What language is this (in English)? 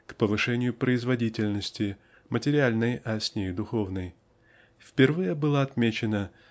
Russian